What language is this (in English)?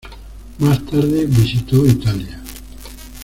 Spanish